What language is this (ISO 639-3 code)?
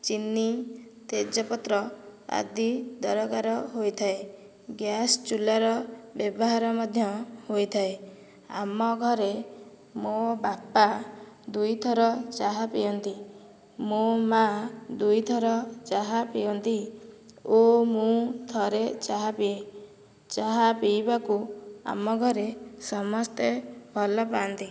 ori